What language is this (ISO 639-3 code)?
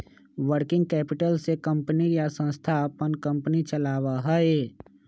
mag